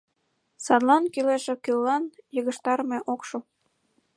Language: Mari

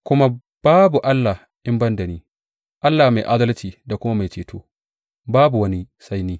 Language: Hausa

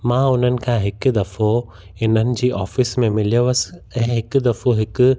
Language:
Sindhi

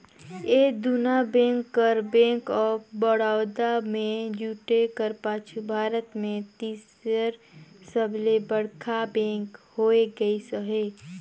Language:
Chhattisgarhi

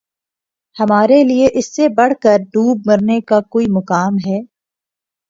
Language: Urdu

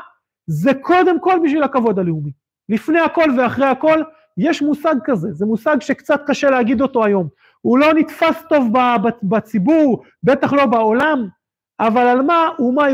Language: Hebrew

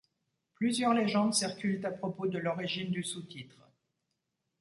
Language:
French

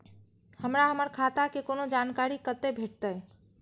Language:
Maithili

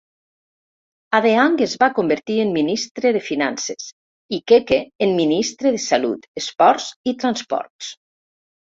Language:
Catalan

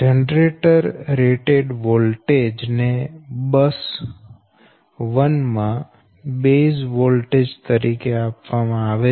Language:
Gujarati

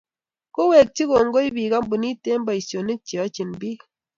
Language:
Kalenjin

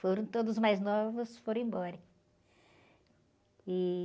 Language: Portuguese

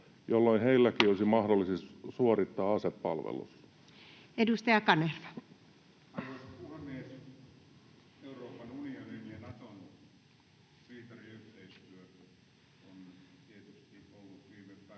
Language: Finnish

